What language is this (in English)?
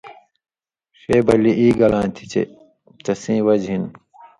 Indus Kohistani